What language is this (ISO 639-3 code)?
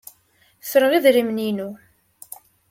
kab